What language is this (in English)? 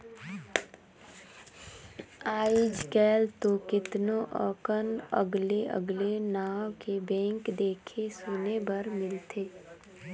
Chhattisgarhi